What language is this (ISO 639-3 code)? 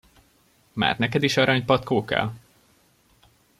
hun